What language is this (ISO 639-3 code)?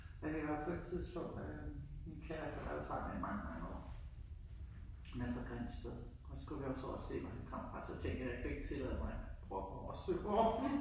dan